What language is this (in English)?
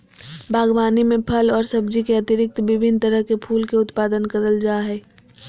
Magahi